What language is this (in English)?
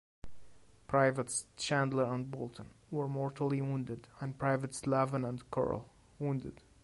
English